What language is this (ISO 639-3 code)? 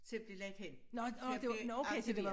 dan